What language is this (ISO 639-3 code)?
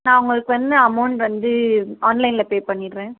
tam